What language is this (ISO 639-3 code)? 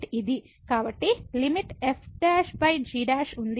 tel